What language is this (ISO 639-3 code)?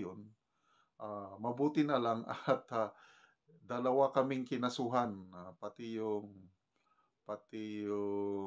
fil